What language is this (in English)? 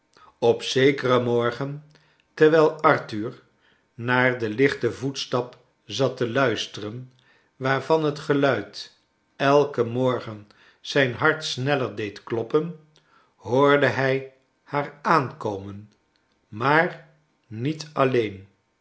Dutch